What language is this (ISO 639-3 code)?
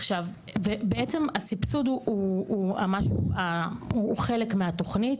heb